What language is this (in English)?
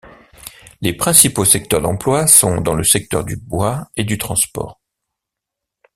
French